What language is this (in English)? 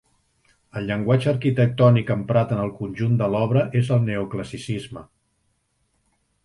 Catalan